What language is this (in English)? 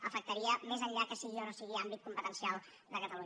Catalan